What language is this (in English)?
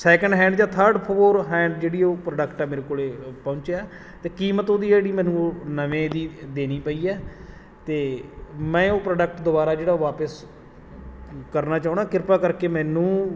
Punjabi